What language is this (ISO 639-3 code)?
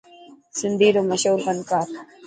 mki